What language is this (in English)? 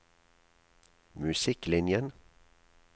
Norwegian